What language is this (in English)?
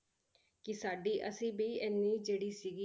Punjabi